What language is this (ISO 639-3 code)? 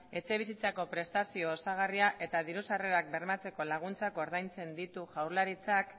eus